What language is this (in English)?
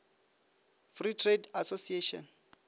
Northern Sotho